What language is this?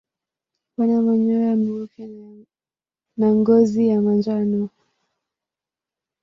Swahili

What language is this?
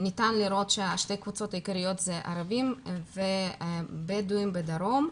Hebrew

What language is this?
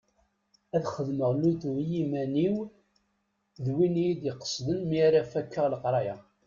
Kabyle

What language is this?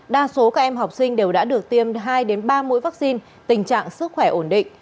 Vietnamese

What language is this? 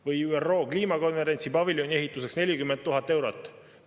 Estonian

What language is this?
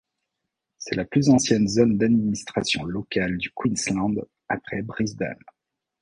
French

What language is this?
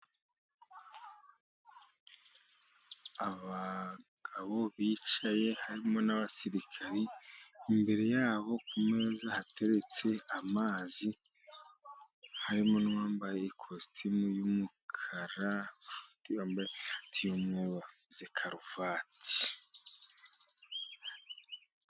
Kinyarwanda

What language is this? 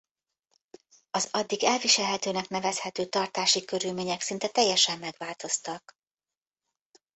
Hungarian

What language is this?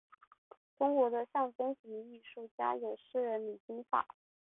Chinese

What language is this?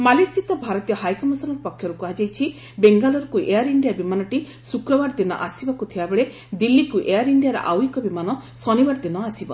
Odia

